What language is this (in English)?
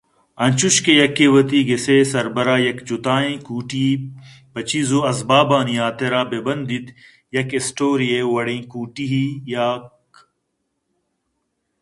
Eastern Balochi